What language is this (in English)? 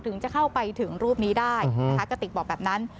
Thai